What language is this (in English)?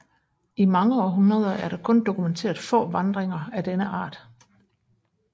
Danish